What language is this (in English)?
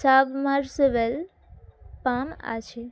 Bangla